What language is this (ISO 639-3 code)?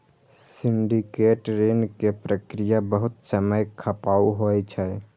mai